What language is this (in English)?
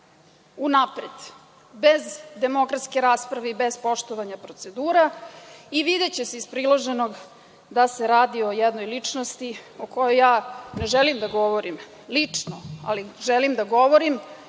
Serbian